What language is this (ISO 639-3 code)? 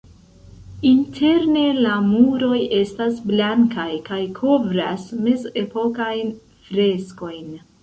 epo